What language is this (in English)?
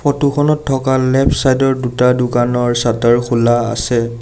Assamese